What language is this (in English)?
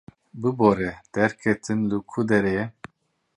Kurdish